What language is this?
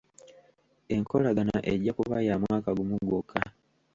Ganda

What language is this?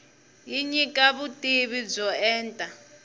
Tsonga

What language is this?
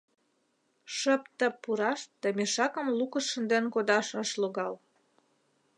Mari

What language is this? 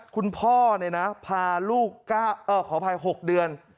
Thai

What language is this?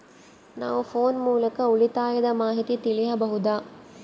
Kannada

